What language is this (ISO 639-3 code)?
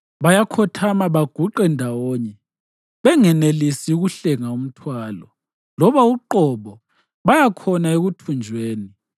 nde